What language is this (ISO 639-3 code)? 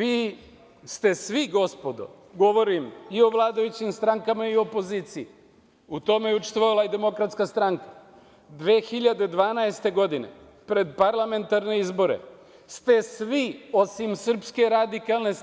srp